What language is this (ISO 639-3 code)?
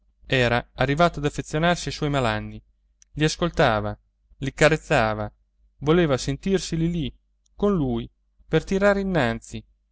ita